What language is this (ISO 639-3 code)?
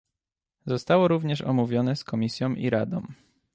pol